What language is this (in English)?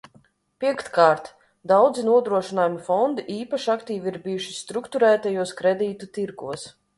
Latvian